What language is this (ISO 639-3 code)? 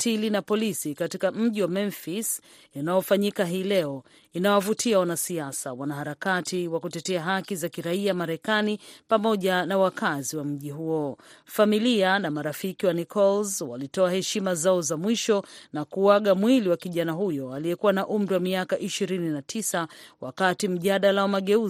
swa